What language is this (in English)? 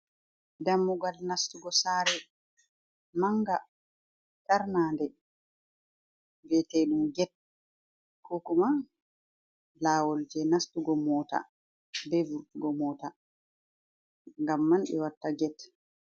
Fula